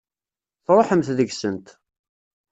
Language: Kabyle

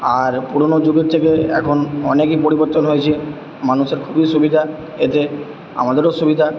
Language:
Bangla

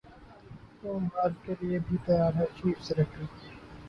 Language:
Urdu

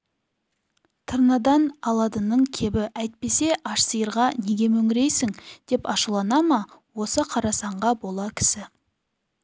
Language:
Kazakh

